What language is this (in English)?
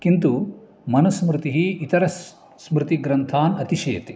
Sanskrit